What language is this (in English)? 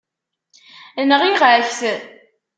Kabyle